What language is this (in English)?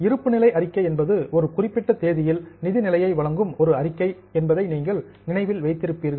Tamil